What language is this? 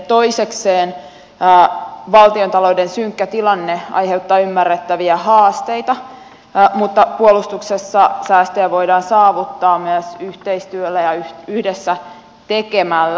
Finnish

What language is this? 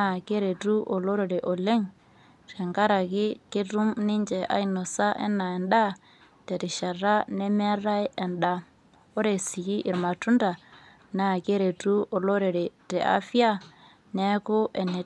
Masai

